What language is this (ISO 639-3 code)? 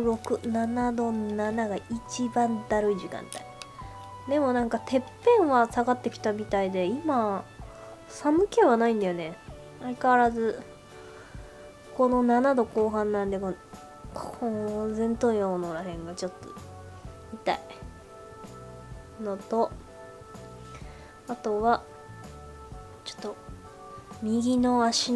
jpn